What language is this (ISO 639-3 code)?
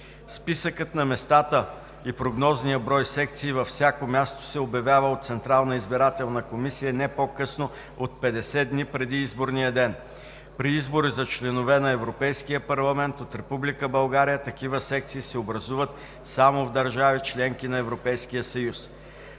bul